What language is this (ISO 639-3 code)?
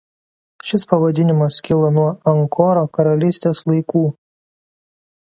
lit